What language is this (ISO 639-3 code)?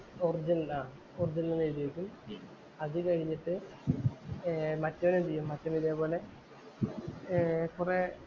mal